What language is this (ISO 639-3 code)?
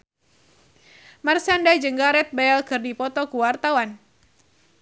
sun